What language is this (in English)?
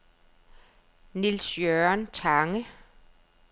Danish